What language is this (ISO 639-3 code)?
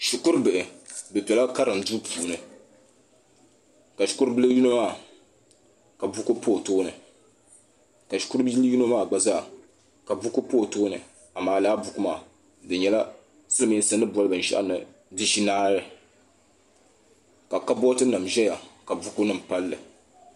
dag